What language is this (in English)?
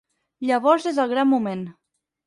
Catalan